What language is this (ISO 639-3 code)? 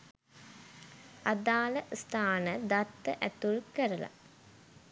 sin